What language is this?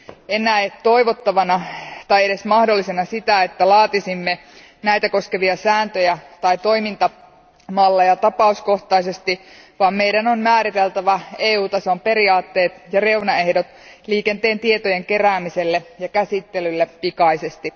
Finnish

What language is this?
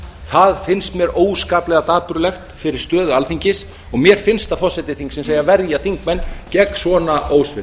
Icelandic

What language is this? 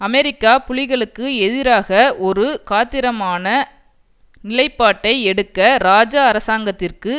Tamil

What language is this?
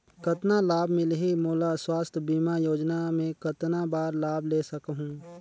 Chhattisgarhi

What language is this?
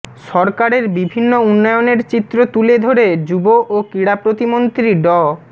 Bangla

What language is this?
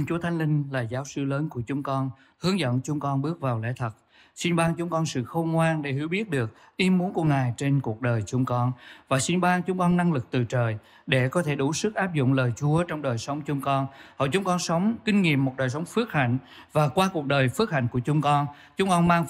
Vietnamese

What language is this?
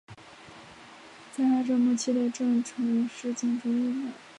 Chinese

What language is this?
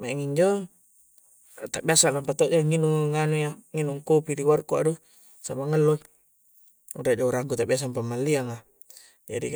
Coastal Konjo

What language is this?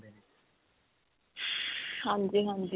Punjabi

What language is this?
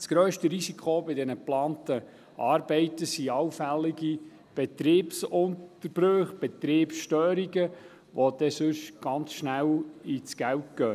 Swiss German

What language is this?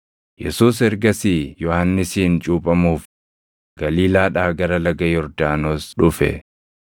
Oromo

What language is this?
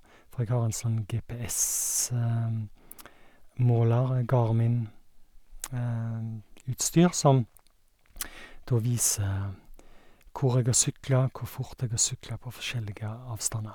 Norwegian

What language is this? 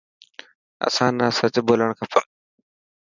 Dhatki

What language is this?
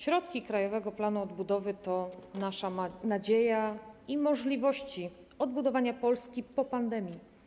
Polish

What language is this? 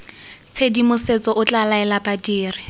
Tswana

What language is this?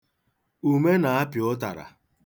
Igbo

